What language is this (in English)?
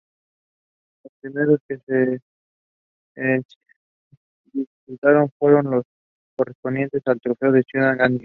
Spanish